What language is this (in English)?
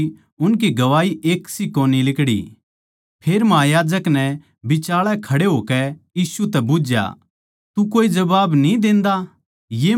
Haryanvi